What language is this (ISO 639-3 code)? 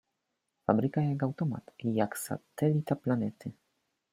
pol